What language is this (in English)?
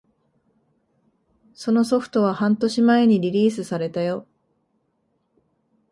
Japanese